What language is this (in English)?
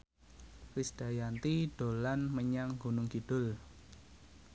Javanese